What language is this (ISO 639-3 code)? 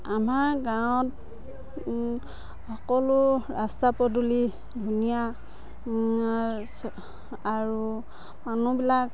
asm